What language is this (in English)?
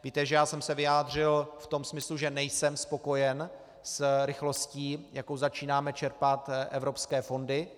Czech